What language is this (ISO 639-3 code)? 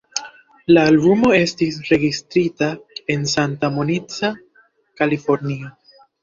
epo